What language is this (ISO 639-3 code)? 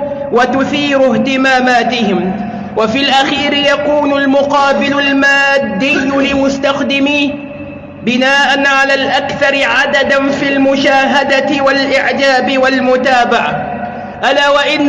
ara